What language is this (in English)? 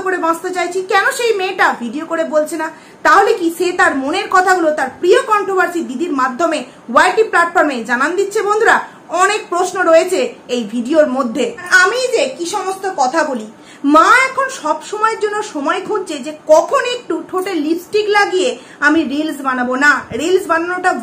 Bangla